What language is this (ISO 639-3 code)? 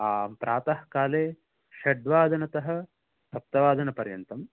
san